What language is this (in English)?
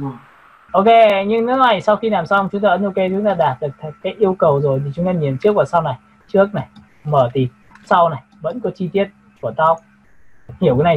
Vietnamese